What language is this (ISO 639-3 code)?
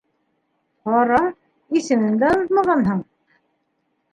bak